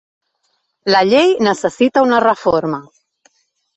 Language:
Catalan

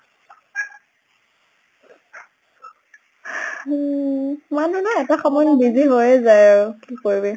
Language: Assamese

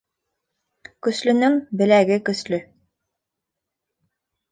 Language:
Bashkir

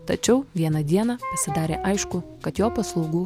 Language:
Lithuanian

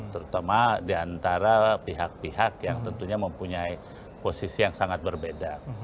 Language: Indonesian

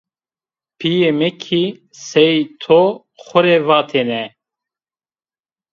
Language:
Zaza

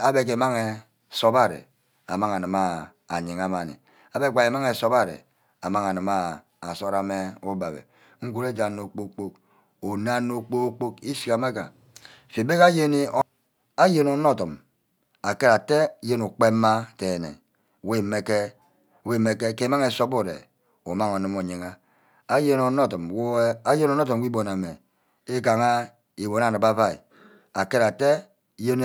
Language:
Ubaghara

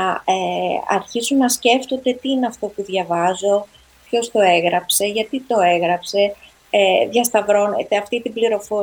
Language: Greek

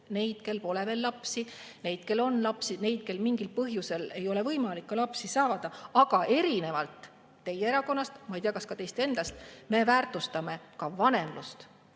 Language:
Estonian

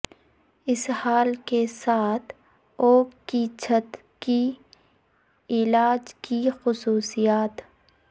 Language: Urdu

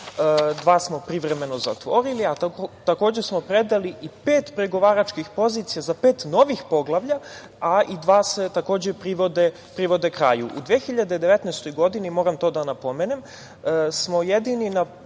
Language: Serbian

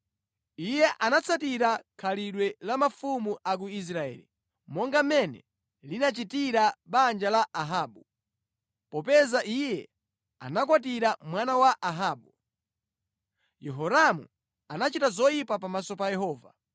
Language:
Nyanja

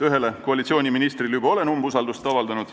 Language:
Estonian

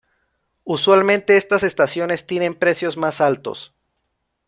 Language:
Spanish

